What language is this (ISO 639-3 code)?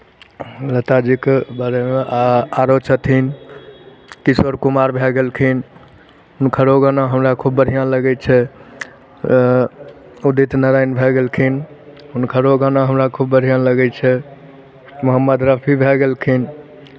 mai